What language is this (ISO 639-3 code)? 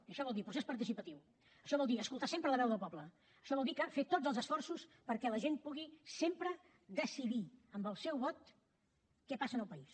cat